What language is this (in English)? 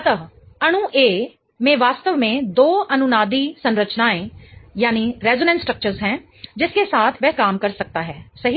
Hindi